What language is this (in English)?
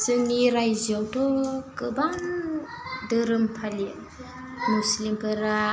Bodo